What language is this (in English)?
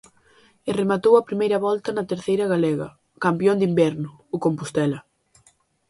Galician